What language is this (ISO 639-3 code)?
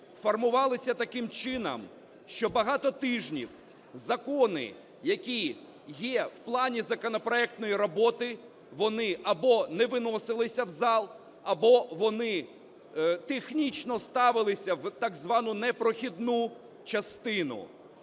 ukr